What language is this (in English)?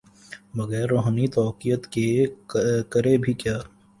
Urdu